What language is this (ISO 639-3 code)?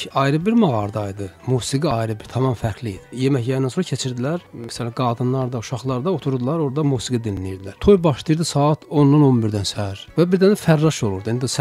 tur